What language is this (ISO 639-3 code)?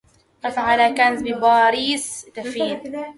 ara